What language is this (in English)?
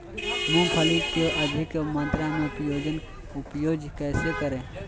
Magahi